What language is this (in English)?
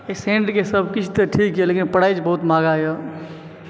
Maithili